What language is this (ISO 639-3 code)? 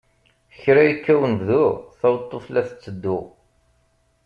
kab